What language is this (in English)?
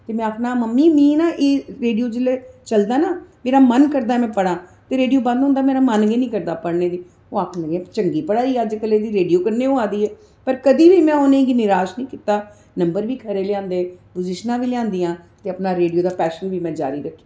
Dogri